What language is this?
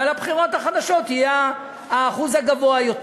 Hebrew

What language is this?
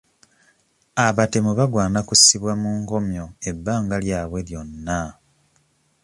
Ganda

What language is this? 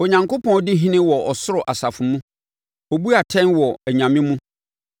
Akan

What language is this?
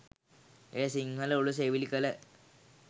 Sinhala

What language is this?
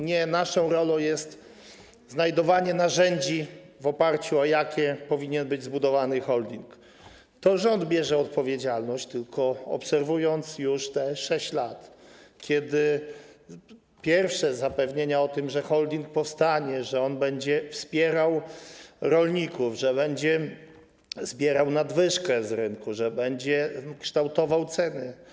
Polish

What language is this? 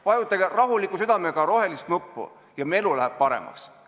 Estonian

